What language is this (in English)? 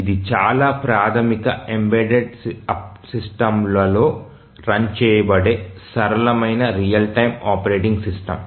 Telugu